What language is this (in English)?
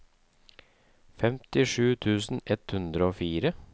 Norwegian